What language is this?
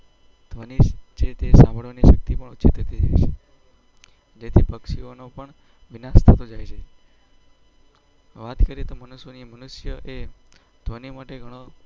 Gujarati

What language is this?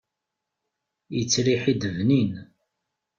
Kabyle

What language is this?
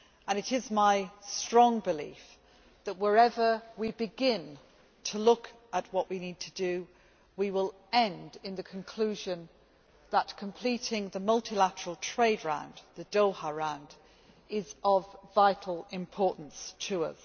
English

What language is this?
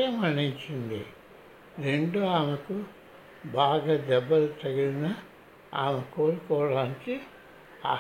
Telugu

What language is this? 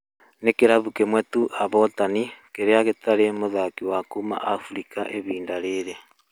Kikuyu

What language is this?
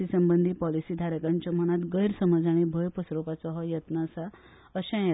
Konkani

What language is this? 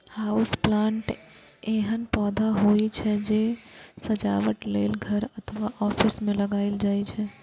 Maithili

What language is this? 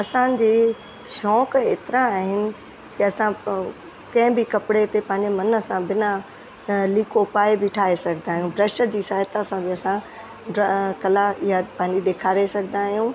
Sindhi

